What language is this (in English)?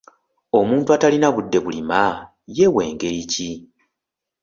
Ganda